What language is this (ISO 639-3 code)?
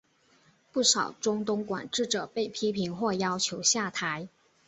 zho